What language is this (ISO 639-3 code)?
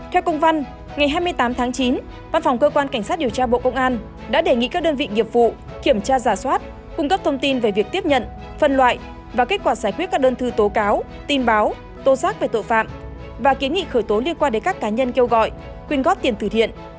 vie